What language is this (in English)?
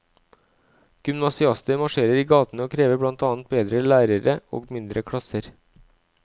Norwegian